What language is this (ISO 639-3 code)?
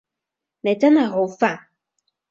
yue